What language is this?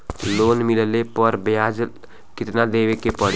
Bhojpuri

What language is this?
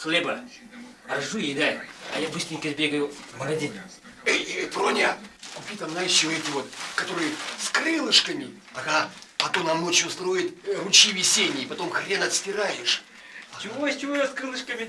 Russian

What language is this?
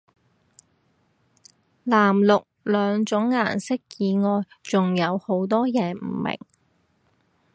Cantonese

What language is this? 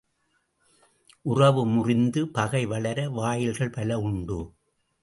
Tamil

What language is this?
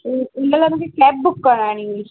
Sindhi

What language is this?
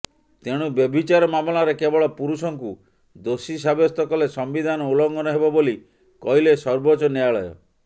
Odia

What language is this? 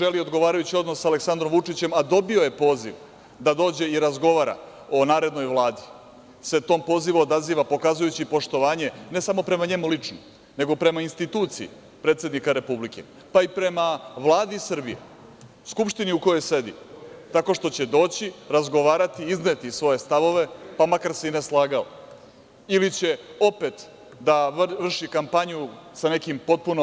Serbian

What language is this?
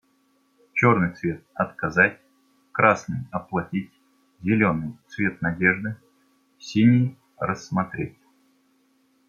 Russian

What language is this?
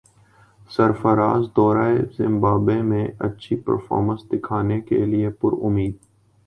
Urdu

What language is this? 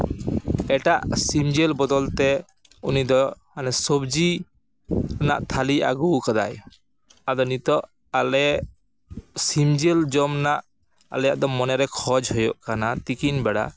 Santali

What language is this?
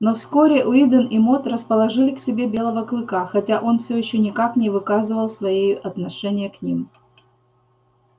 Russian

